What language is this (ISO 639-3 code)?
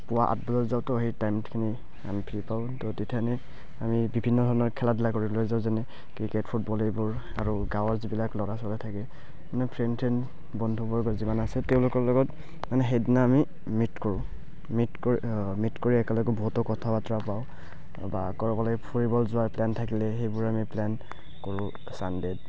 asm